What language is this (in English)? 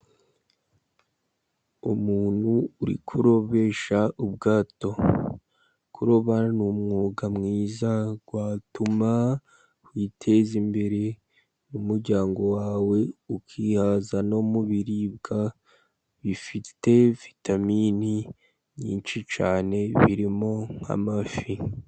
Kinyarwanda